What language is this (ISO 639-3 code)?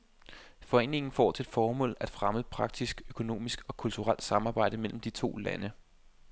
dan